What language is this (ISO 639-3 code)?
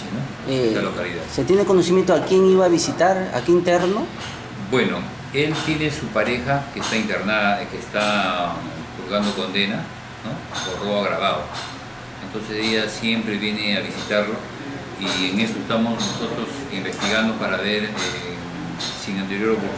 spa